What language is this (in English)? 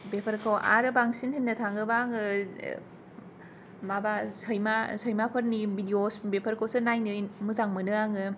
Bodo